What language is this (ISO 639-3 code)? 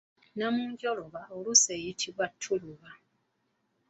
lug